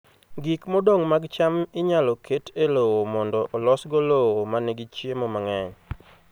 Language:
Luo (Kenya and Tanzania)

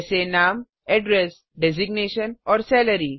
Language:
Hindi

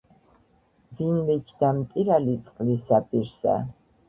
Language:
Georgian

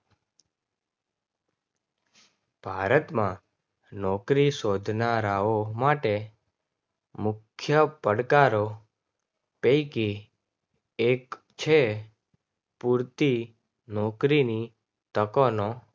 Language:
Gujarati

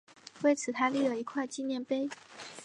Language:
Chinese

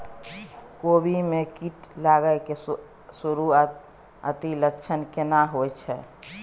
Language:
Maithili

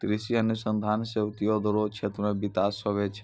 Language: Maithili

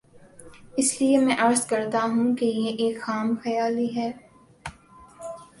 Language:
Urdu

